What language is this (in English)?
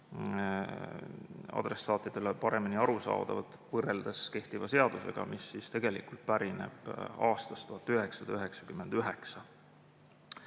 Estonian